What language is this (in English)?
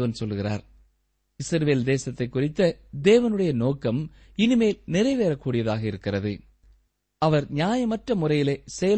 Tamil